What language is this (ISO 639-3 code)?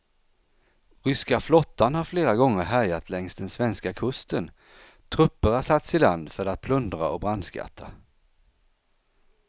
swe